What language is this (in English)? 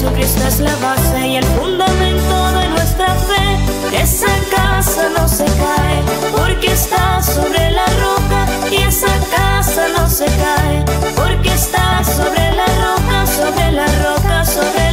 Spanish